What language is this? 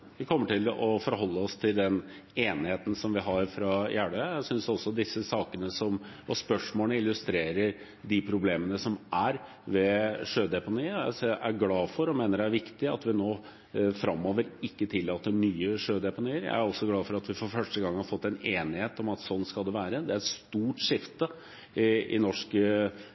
Norwegian Bokmål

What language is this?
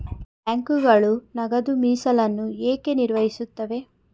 Kannada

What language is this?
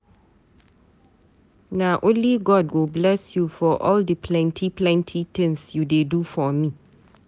Nigerian Pidgin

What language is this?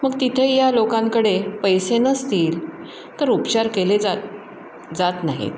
Marathi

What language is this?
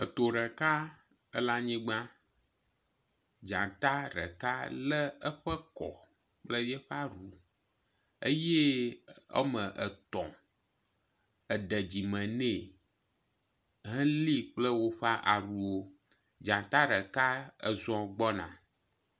Ewe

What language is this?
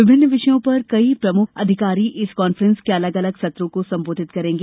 Hindi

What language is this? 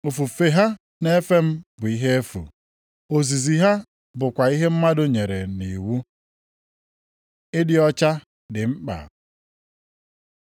Igbo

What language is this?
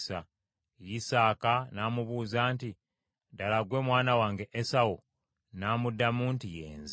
Ganda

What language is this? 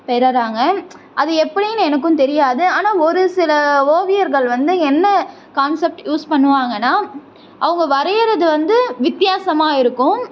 Tamil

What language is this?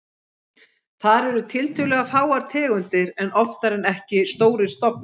Icelandic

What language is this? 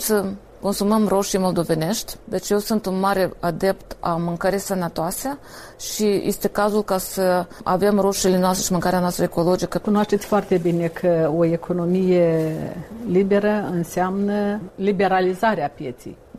Romanian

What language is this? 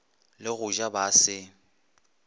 Northern Sotho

